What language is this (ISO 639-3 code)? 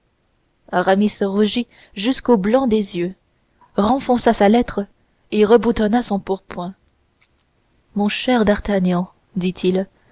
fra